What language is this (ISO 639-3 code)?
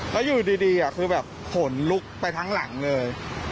tha